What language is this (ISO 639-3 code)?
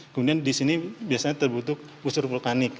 ind